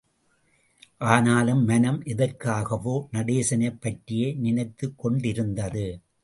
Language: Tamil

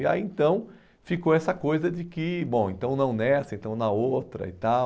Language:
Portuguese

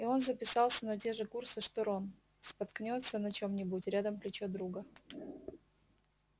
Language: Russian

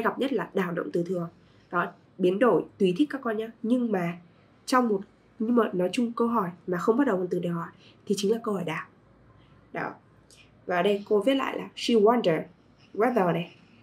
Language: Vietnamese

